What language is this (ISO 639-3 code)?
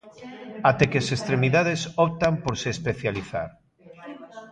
glg